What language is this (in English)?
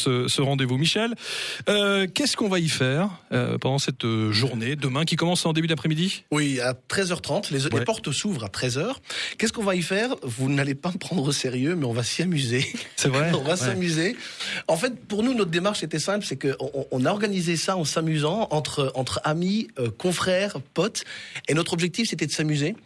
French